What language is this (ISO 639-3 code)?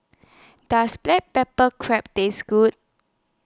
eng